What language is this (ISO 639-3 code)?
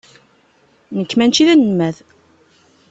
kab